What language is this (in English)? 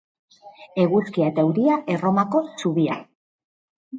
Basque